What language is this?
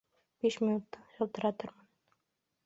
Bashkir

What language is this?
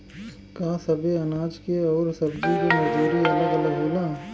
Bhojpuri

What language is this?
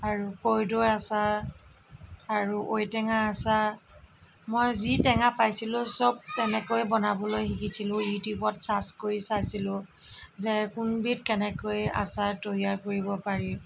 Assamese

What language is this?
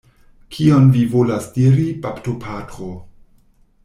Esperanto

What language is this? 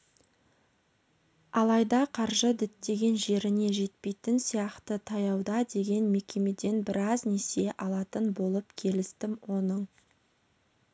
Kazakh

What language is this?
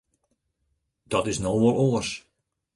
Western Frisian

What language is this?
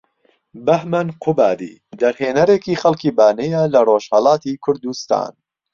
Central Kurdish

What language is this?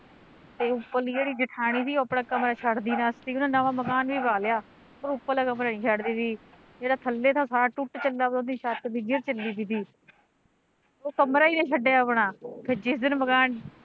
Punjabi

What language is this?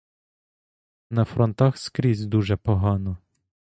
Ukrainian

